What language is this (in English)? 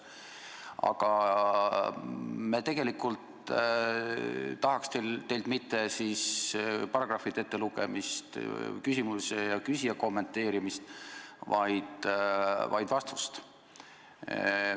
Estonian